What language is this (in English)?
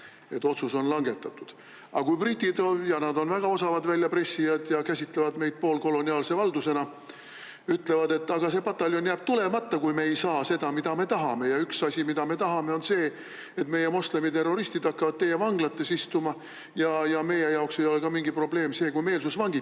Estonian